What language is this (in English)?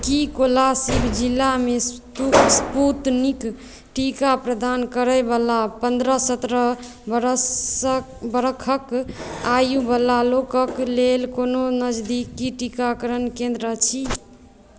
Maithili